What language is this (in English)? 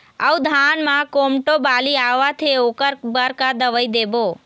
Chhattisgarhi